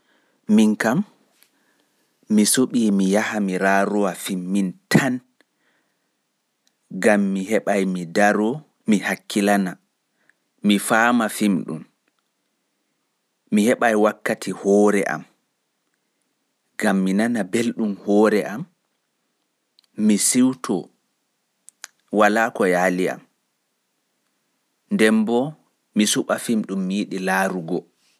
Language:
Pular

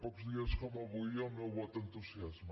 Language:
Catalan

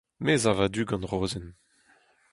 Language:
Breton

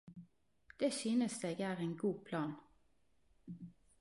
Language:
Norwegian Nynorsk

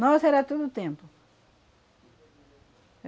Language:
Portuguese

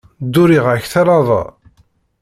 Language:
Kabyle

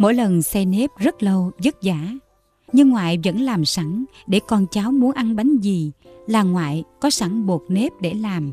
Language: Vietnamese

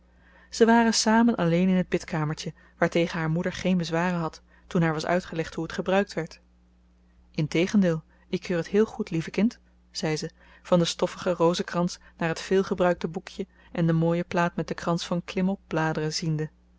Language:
Dutch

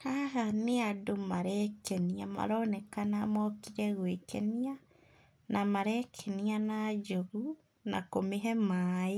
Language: Kikuyu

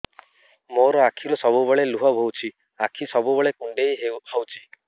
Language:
Odia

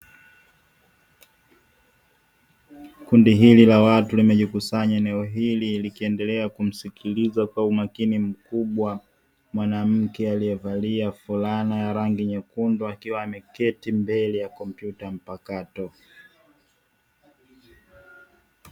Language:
Swahili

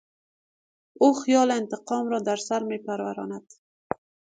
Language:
Persian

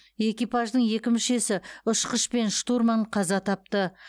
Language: Kazakh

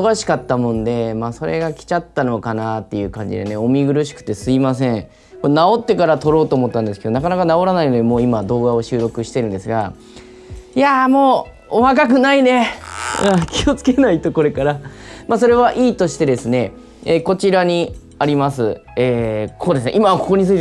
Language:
Japanese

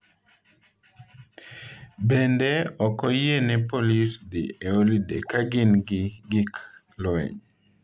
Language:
Luo (Kenya and Tanzania)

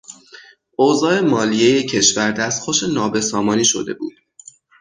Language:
Persian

